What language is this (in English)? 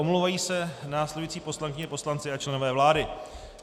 Czech